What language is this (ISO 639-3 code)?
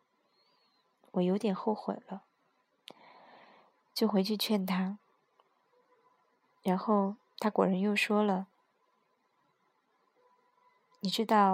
zho